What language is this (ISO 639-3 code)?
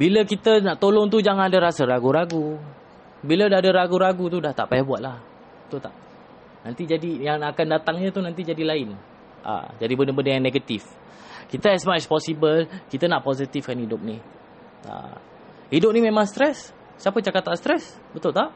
msa